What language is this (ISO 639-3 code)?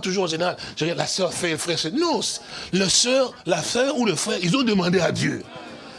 fra